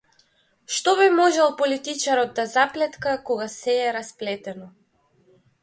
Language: Macedonian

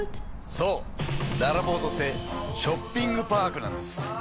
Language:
Japanese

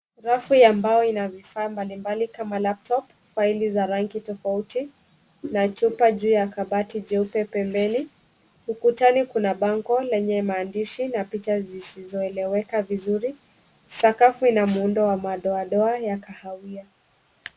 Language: Swahili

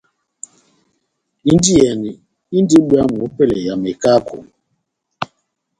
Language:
Batanga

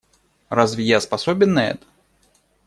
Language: Russian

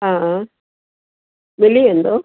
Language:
Sindhi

